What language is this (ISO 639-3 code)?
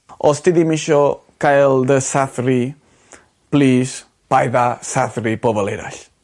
cym